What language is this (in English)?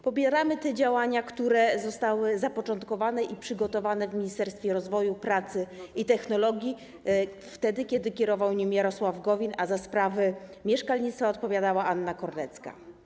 Polish